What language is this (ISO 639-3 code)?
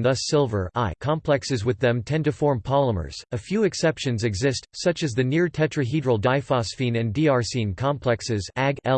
eng